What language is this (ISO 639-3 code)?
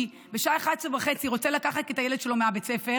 heb